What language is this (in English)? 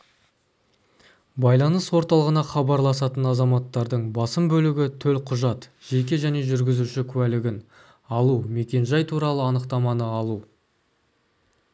Kazakh